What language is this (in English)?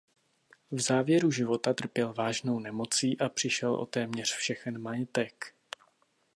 Czech